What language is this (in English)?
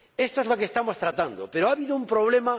Spanish